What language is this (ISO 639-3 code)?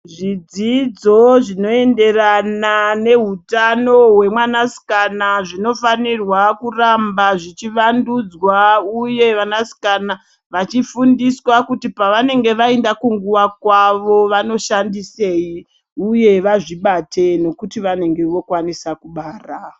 ndc